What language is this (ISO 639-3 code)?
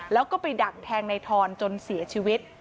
tha